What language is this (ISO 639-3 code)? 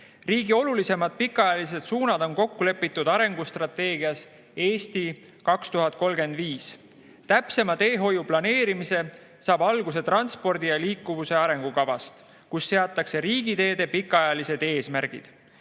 est